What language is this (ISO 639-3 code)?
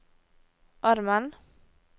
nor